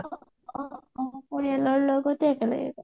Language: Assamese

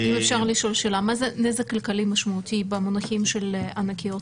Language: Hebrew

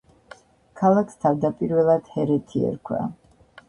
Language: Georgian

